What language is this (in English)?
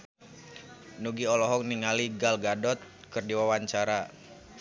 Sundanese